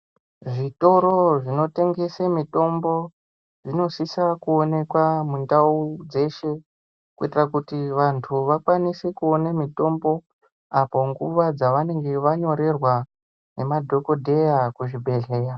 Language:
Ndau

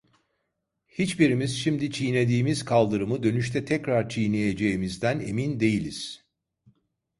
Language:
Turkish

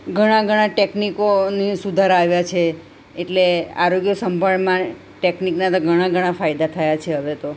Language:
Gujarati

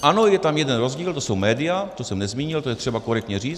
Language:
Czech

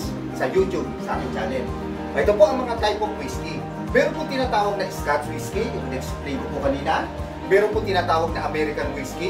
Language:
Filipino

